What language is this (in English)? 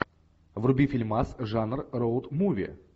Russian